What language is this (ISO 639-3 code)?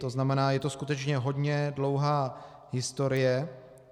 ces